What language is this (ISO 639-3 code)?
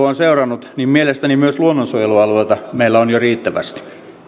fin